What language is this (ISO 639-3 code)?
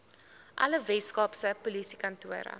afr